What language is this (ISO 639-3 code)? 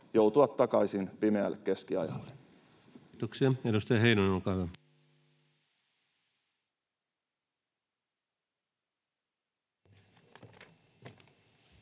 fin